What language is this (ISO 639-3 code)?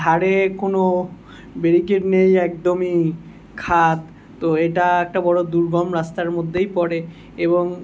ben